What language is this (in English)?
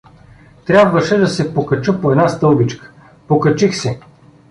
Bulgarian